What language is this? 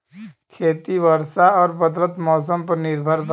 Bhojpuri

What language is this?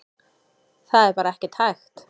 Icelandic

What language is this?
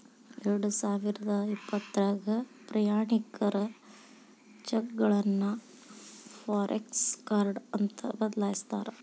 Kannada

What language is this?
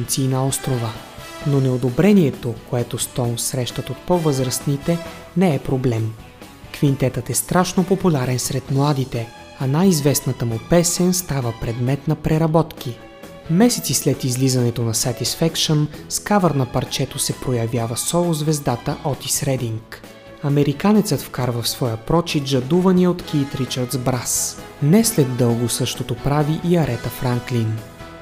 Bulgarian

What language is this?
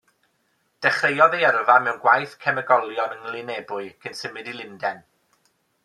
Welsh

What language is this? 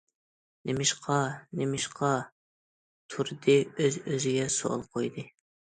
Uyghur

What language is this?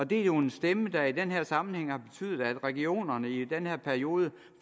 Danish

